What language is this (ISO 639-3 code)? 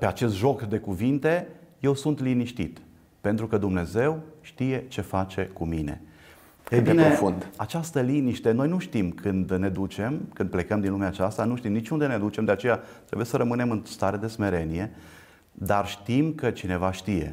ron